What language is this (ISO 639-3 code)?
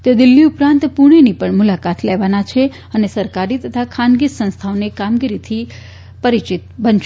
guj